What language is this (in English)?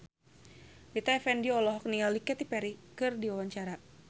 Sundanese